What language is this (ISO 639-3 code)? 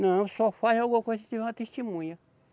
por